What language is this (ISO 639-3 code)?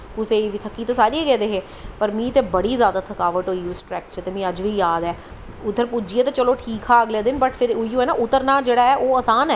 doi